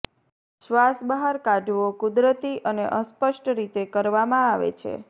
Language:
Gujarati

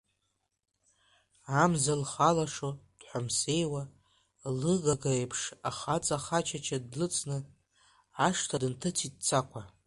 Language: Abkhazian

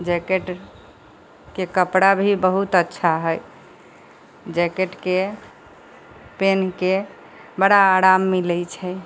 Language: Maithili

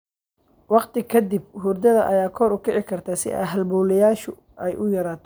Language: Somali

